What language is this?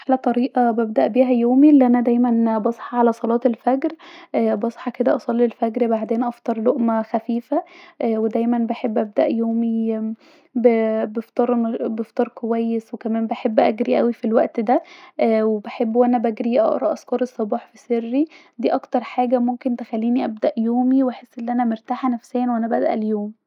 Egyptian Arabic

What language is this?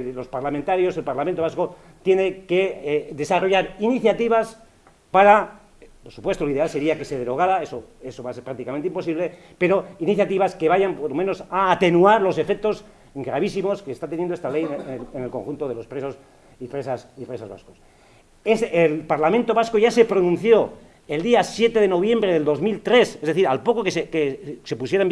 Spanish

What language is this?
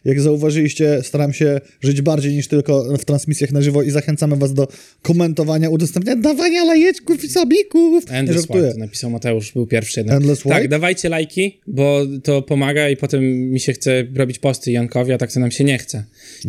Polish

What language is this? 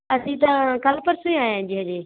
Punjabi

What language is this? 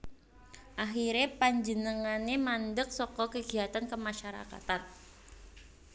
Javanese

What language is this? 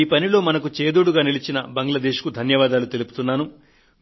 Telugu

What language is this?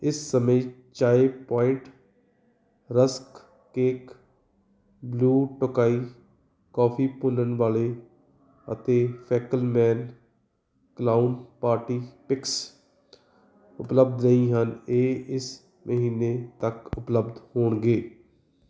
Punjabi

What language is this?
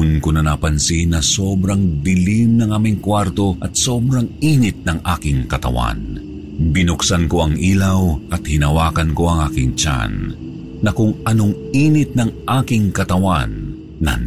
Filipino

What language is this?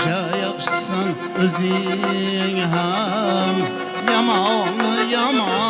Uzbek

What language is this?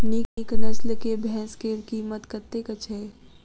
Maithili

